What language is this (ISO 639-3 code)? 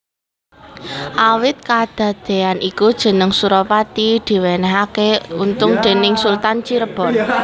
jav